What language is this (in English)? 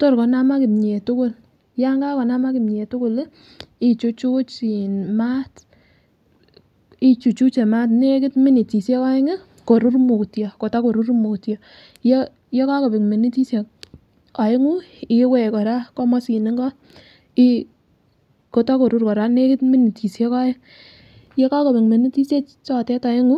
Kalenjin